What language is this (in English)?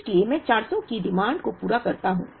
Hindi